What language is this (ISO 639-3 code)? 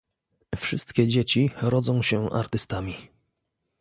pol